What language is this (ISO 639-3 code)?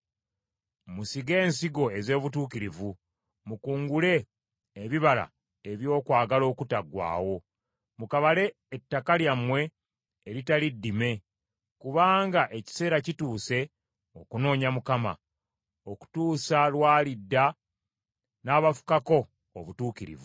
lug